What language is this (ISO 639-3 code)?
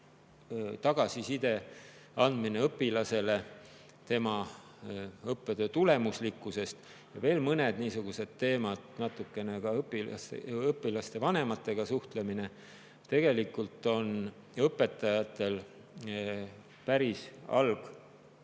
est